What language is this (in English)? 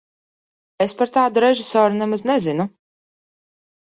Latvian